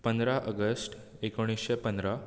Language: Konkani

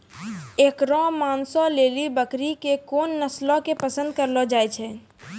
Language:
Maithili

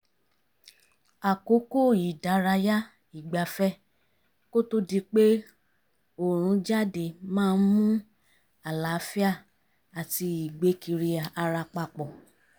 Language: Yoruba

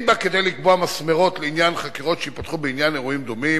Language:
Hebrew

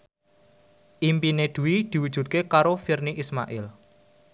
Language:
Javanese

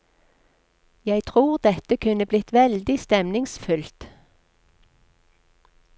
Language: Norwegian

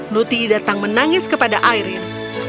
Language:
Indonesian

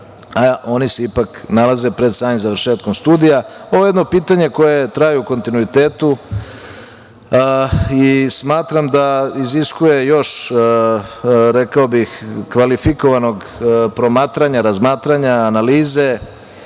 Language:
Serbian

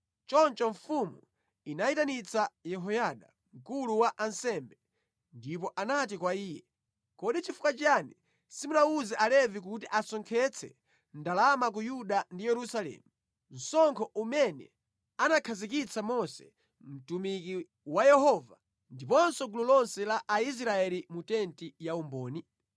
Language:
Nyanja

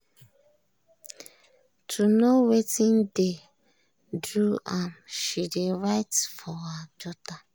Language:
Nigerian Pidgin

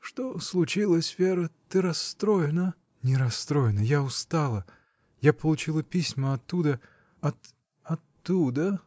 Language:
Russian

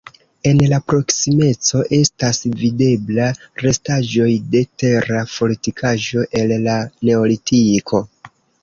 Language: Esperanto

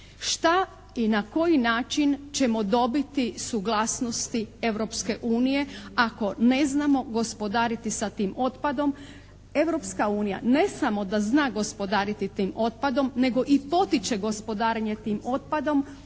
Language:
Croatian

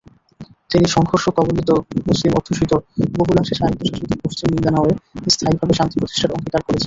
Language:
Bangla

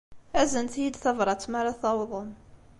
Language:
Kabyle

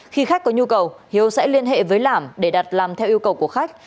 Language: Vietnamese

